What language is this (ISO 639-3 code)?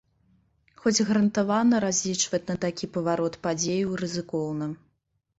bel